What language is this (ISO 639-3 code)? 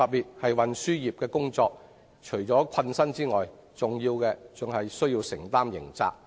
yue